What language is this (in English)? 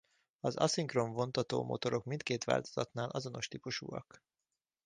Hungarian